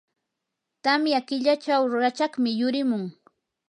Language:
Yanahuanca Pasco Quechua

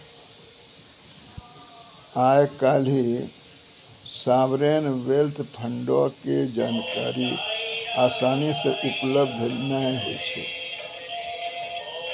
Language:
Maithili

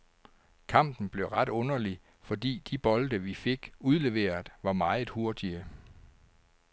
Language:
Danish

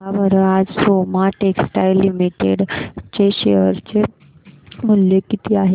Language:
Marathi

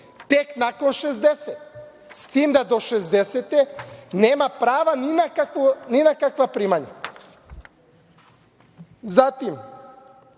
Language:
Serbian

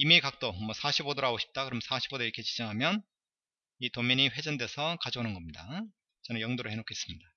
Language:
Korean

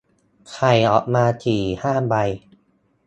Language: Thai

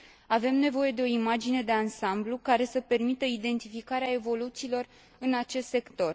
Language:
Romanian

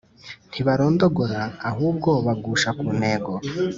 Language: Kinyarwanda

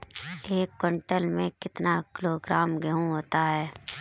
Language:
Hindi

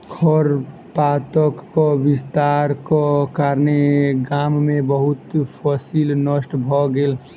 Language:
Maithili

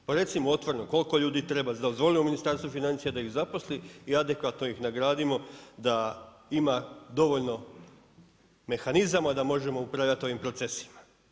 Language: Croatian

